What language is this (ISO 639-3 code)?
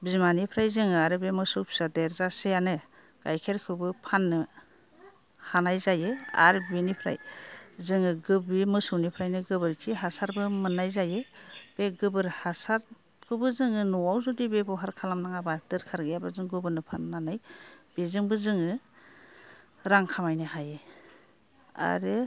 brx